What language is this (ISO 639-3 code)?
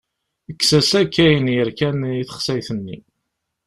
kab